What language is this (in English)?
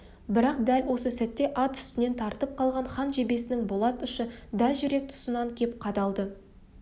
Kazakh